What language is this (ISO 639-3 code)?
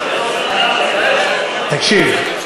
heb